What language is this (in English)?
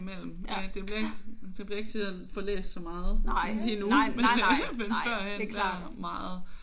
Danish